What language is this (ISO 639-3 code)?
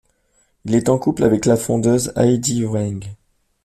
fra